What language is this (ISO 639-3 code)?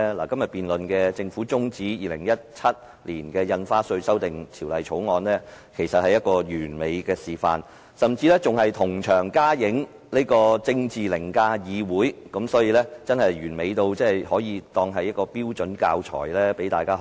yue